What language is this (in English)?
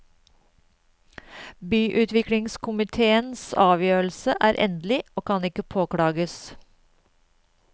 Norwegian